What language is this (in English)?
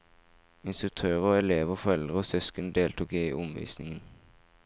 Norwegian